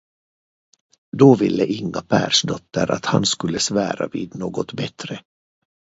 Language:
Swedish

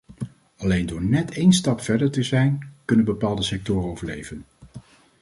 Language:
Dutch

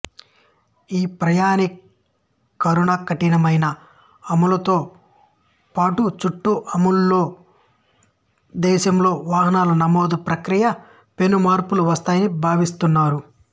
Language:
Telugu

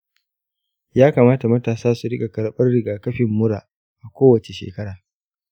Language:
Hausa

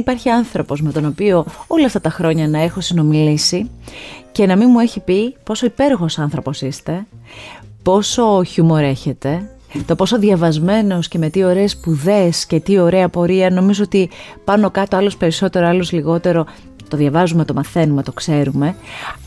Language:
Greek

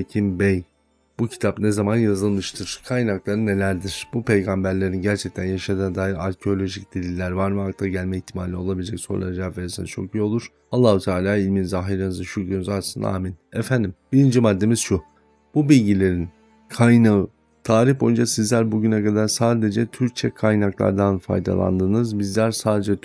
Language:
Turkish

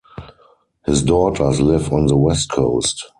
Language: English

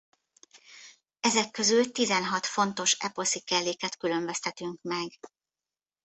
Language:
Hungarian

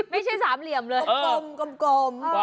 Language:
Thai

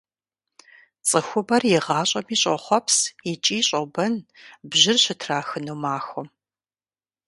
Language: Kabardian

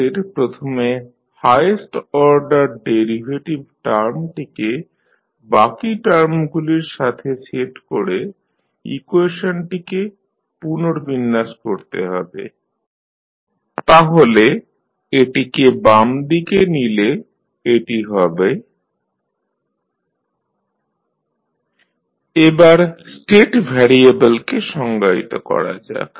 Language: Bangla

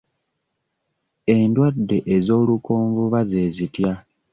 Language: Ganda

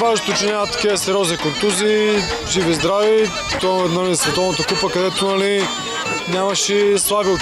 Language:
Bulgarian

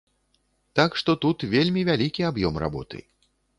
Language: Belarusian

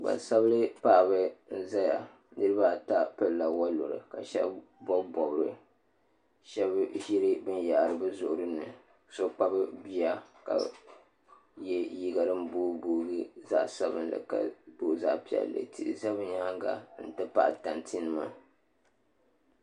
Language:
Dagbani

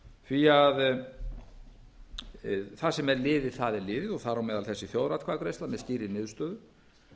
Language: Icelandic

